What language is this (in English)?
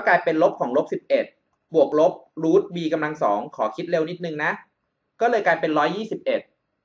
Thai